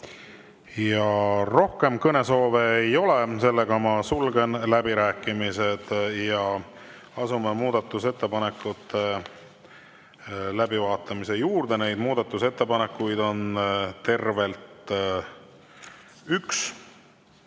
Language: Estonian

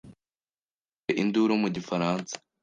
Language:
Kinyarwanda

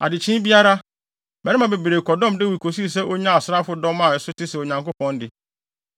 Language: Akan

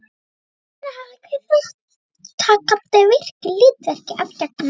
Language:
Icelandic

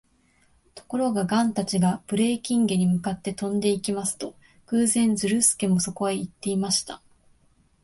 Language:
Japanese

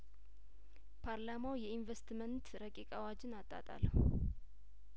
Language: Amharic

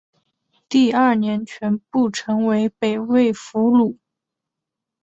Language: Chinese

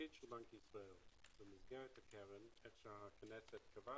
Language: Hebrew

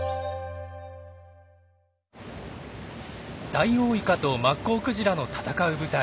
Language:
Japanese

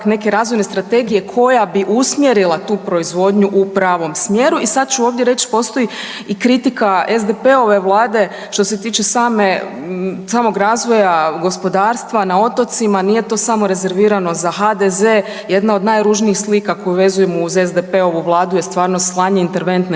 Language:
Croatian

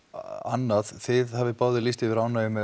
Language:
Icelandic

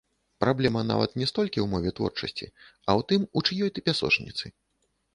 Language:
Belarusian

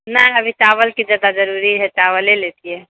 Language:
Maithili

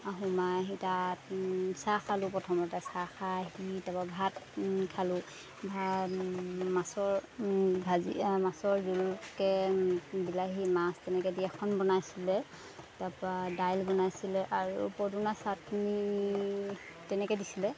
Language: Assamese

